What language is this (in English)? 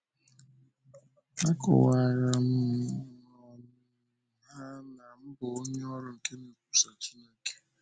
Igbo